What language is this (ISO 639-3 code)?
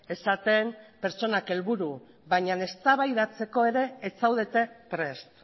eus